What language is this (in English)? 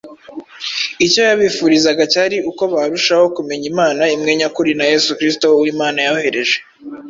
Kinyarwanda